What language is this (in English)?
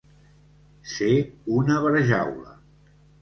Catalan